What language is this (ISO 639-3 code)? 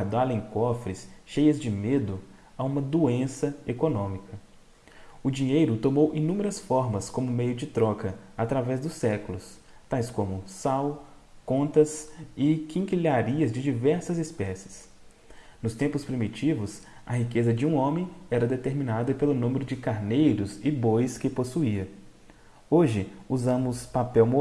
por